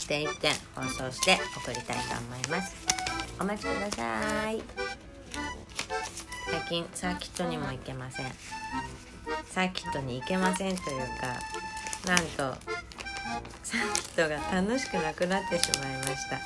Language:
Japanese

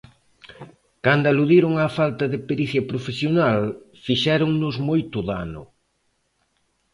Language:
Galician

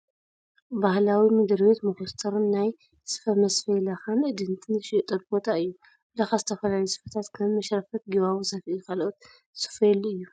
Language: Tigrinya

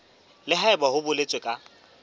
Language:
Southern Sotho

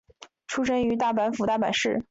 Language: Chinese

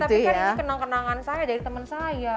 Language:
Indonesian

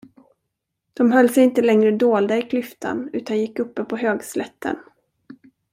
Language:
Swedish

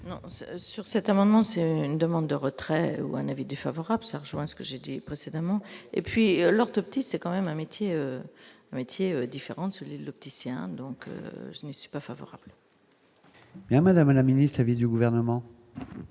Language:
French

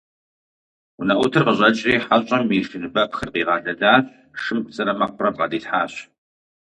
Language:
Kabardian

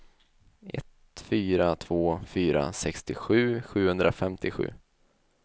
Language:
Swedish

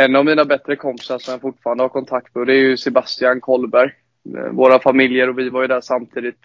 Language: Swedish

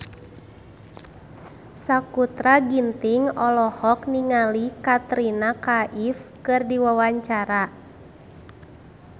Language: Sundanese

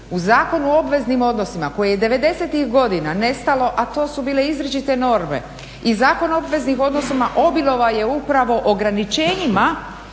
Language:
Croatian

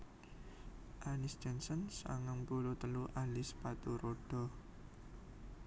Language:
Javanese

